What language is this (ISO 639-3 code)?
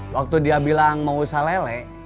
ind